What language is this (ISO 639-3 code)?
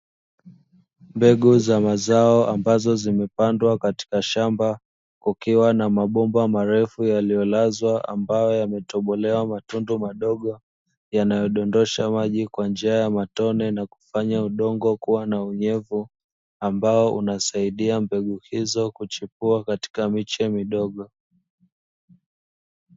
swa